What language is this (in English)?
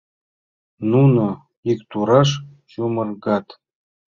Mari